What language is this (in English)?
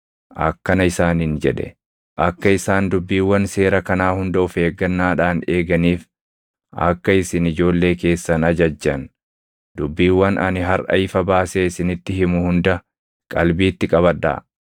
Oromo